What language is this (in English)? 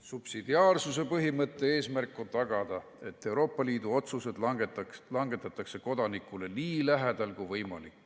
Estonian